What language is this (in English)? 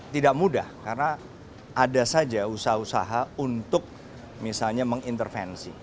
Indonesian